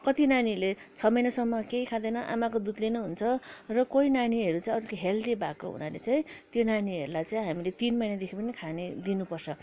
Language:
Nepali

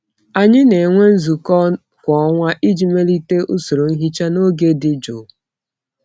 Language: Igbo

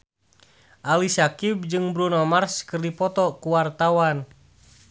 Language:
Sundanese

